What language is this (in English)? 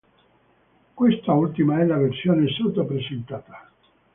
Italian